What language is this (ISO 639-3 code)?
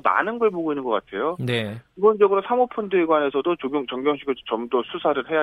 kor